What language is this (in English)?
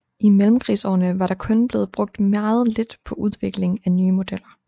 Danish